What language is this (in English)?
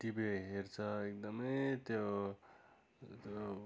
Nepali